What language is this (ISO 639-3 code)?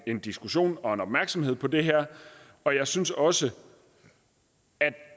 dan